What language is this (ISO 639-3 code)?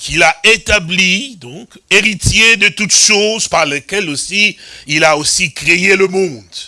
fra